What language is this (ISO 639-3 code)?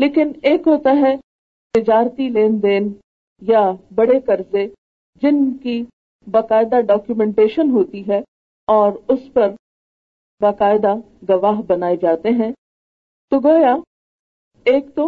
urd